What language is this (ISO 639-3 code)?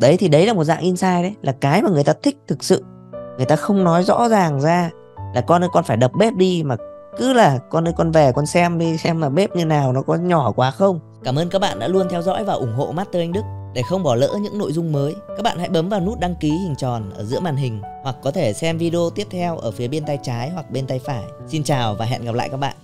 vie